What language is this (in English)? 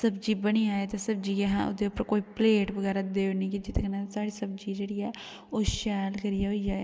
Dogri